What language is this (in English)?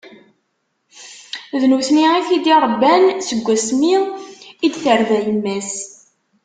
Kabyle